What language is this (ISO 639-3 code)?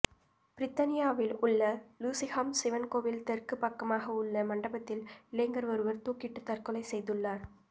tam